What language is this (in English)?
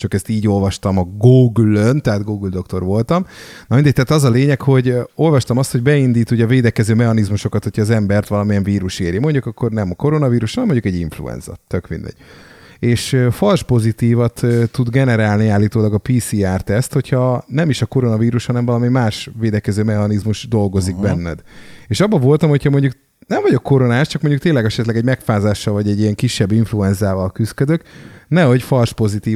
Hungarian